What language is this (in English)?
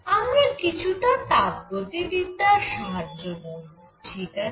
Bangla